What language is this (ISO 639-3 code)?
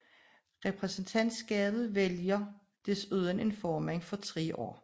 dan